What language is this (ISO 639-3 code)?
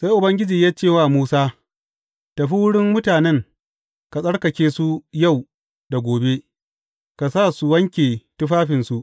hau